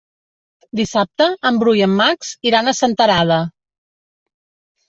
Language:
Catalan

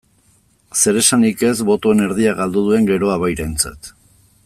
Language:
Basque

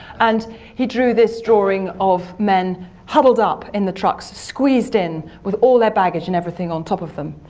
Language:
English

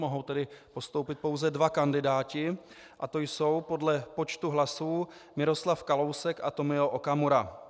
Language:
Czech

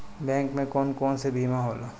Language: Bhojpuri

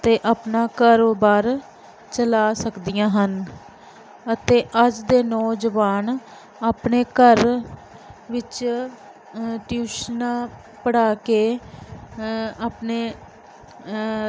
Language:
Punjabi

